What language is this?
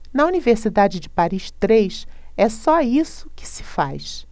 Portuguese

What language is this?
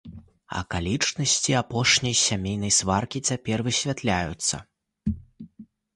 Belarusian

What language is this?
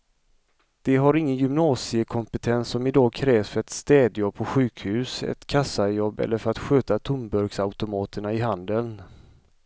Swedish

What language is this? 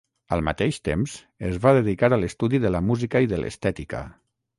Catalan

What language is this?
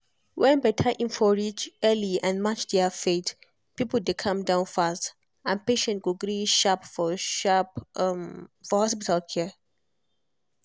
Nigerian Pidgin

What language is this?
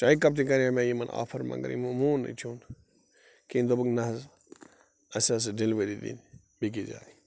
Kashmiri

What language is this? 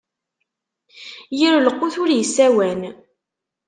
Kabyle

